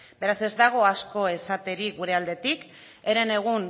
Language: Basque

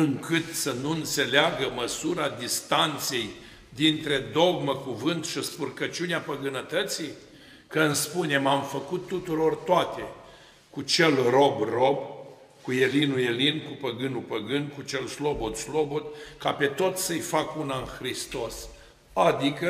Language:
Romanian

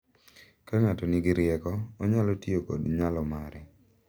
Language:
Luo (Kenya and Tanzania)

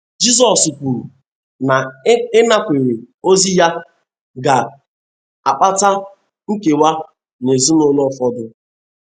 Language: Igbo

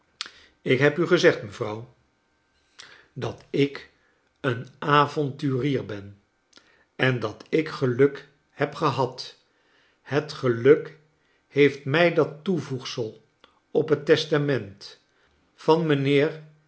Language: Dutch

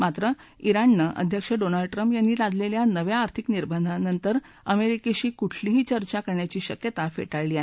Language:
Marathi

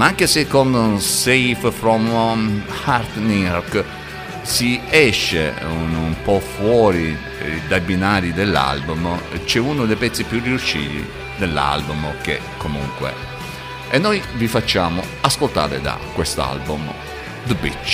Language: Italian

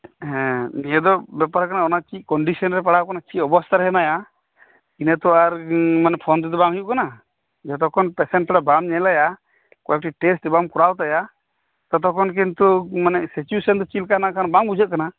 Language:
Santali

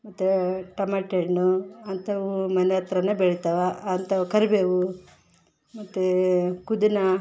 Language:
Kannada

